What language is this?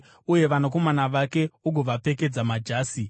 Shona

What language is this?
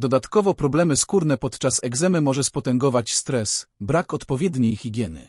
Polish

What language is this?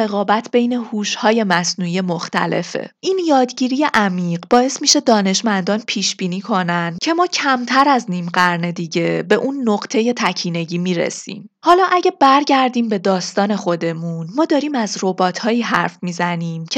Persian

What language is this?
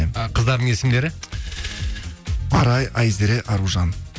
Kazakh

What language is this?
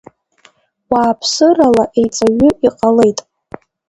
Abkhazian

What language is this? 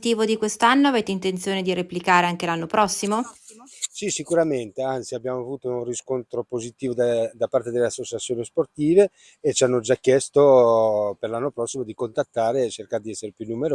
Italian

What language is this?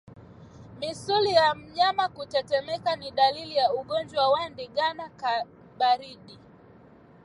Swahili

